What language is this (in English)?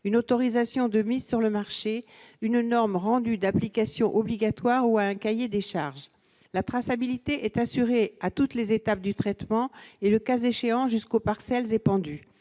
French